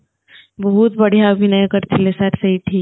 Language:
Odia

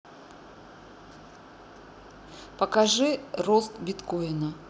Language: Russian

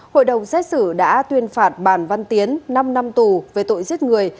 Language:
Vietnamese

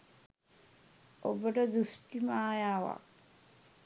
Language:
Sinhala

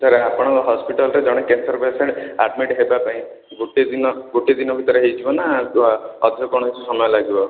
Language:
Odia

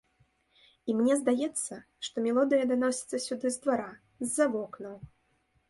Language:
Belarusian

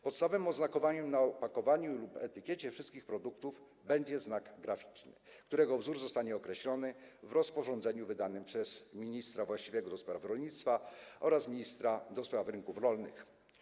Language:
Polish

